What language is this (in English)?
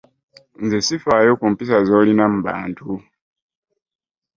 Ganda